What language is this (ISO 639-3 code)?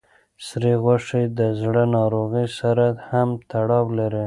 pus